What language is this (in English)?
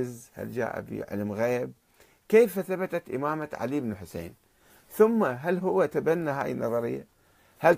Arabic